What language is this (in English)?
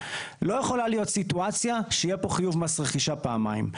Hebrew